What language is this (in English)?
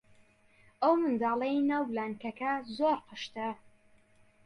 Central Kurdish